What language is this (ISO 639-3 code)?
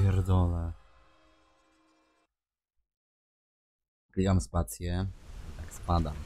pol